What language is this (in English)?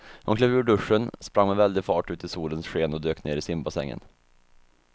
Swedish